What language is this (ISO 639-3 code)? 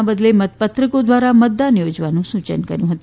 guj